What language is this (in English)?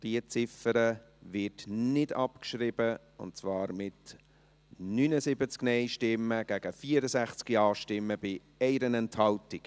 Swiss German